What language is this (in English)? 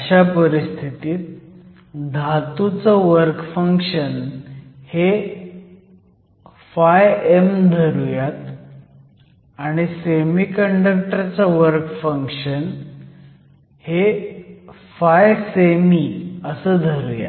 Marathi